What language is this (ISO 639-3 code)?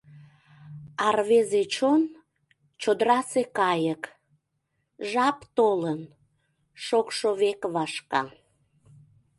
chm